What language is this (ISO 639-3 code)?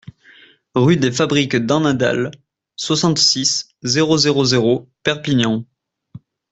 fra